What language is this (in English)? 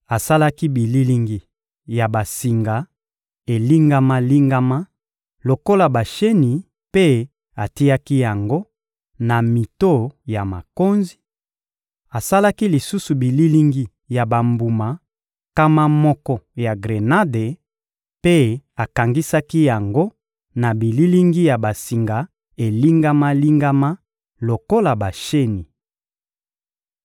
Lingala